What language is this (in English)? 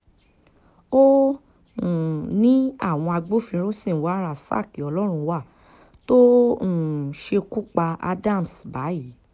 Yoruba